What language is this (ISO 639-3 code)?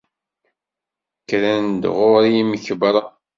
kab